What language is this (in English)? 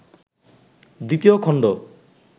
Bangla